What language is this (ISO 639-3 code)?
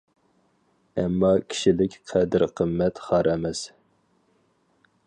uig